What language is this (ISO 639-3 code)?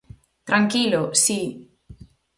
glg